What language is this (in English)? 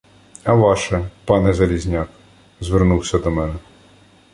Ukrainian